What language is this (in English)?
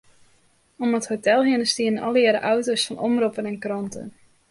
Western Frisian